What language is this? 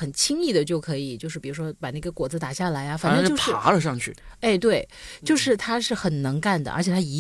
Chinese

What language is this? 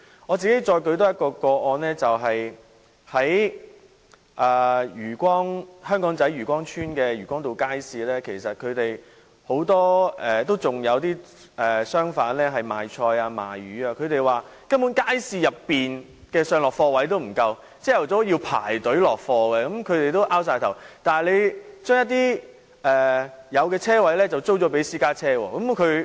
Cantonese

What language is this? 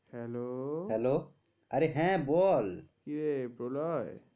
Bangla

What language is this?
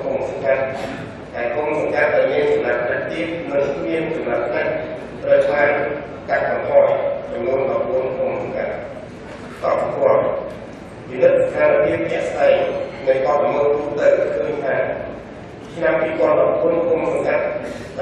Greek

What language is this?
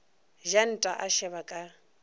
Northern Sotho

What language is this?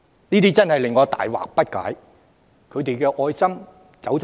Cantonese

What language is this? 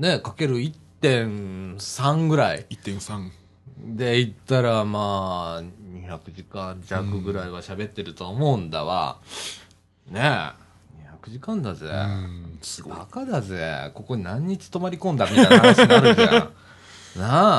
Japanese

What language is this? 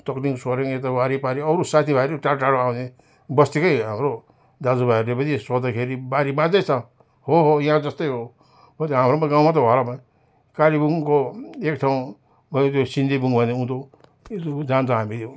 Nepali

